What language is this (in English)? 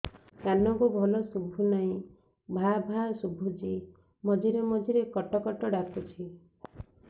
Odia